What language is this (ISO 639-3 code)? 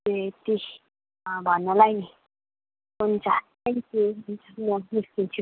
nep